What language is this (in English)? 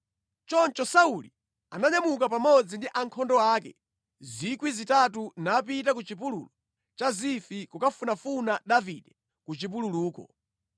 Nyanja